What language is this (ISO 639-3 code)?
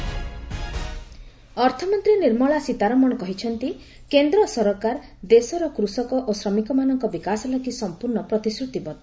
ori